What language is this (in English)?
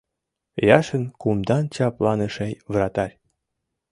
Mari